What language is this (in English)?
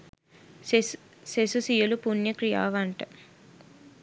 Sinhala